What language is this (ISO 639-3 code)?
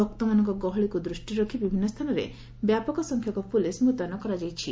ori